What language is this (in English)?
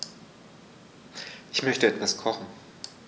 German